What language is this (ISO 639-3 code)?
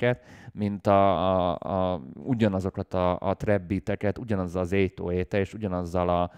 hun